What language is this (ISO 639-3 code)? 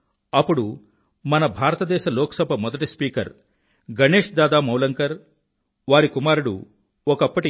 tel